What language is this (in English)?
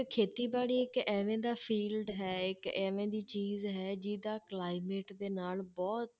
Punjabi